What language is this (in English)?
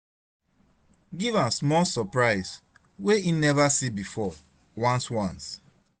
Nigerian Pidgin